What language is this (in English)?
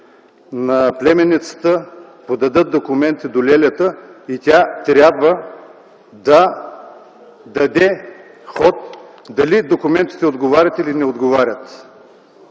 Bulgarian